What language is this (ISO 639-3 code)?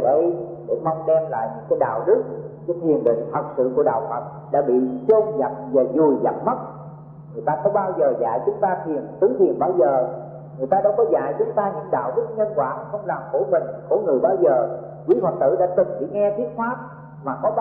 vie